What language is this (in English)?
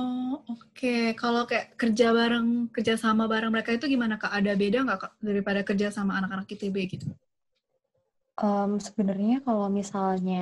Indonesian